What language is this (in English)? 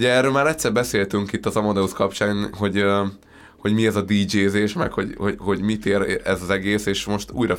Hungarian